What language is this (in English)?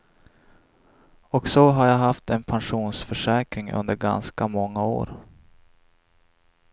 Swedish